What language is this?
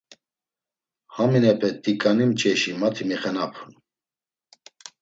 Laz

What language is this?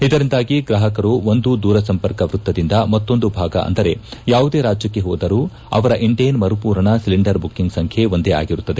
Kannada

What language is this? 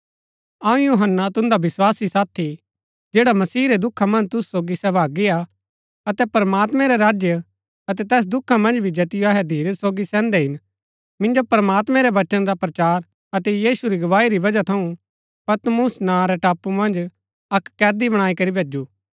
Gaddi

